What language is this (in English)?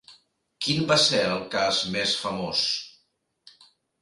Catalan